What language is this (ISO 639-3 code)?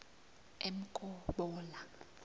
nbl